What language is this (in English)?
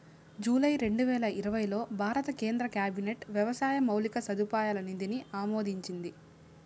Telugu